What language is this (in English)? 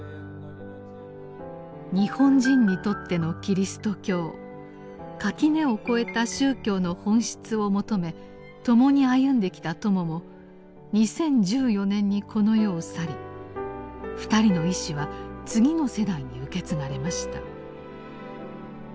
Japanese